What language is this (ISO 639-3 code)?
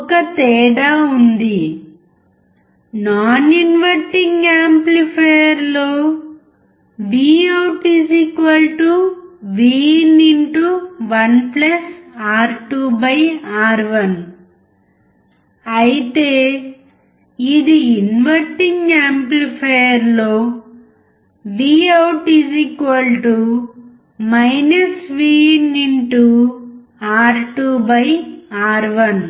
tel